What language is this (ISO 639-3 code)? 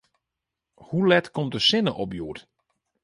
fry